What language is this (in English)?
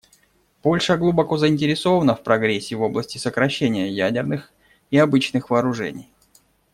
Russian